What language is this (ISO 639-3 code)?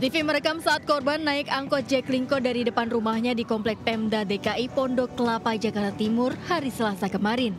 ind